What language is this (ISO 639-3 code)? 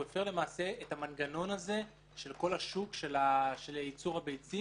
heb